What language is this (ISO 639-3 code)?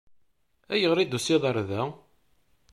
kab